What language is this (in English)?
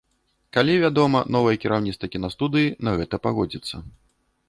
Belarusian